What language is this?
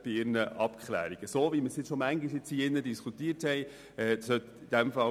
Swiss German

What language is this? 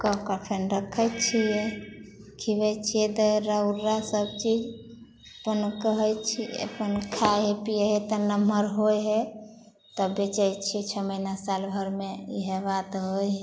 Maithili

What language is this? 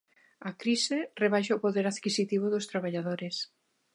Galician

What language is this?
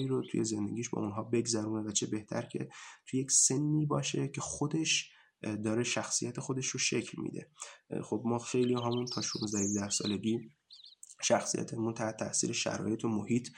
Persian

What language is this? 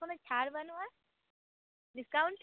Santali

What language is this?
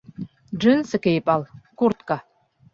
Bashkir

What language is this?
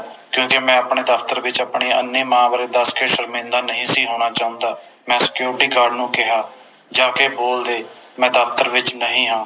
Punjabi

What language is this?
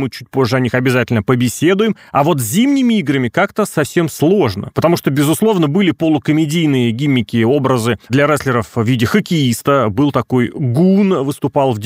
Russian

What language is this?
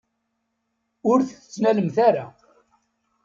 Kabyle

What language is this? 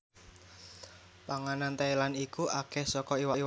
Javanese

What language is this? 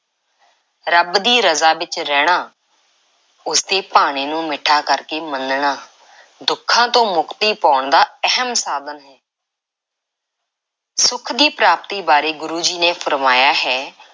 Punjabi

